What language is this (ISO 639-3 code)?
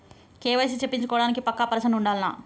tel